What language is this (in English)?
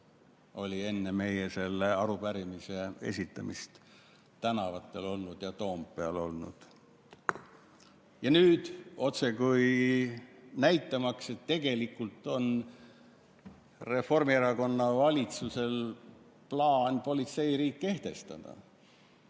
Estonian